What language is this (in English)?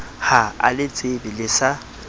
Southern Sotho